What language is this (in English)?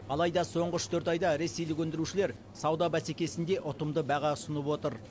Kazakh